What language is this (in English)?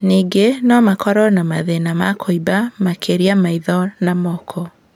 Kikuyu